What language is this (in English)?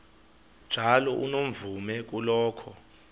Xhosa